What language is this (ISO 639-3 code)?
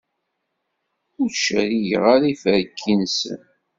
kab